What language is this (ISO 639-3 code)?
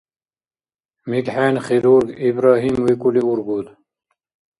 dar